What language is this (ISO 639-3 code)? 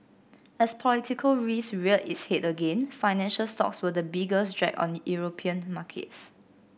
eng